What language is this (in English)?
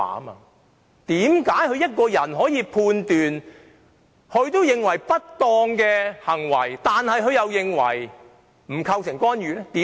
Cantonese